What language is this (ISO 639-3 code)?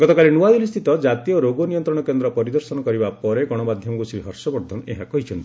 ori